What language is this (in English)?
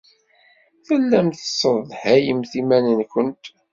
Kabyle